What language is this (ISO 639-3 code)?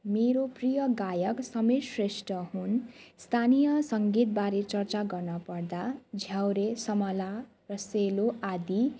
nep